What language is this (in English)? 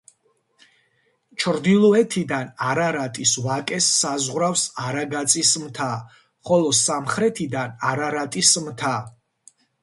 Georgian